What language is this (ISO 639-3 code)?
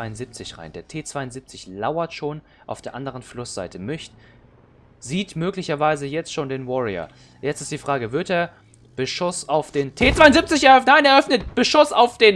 deu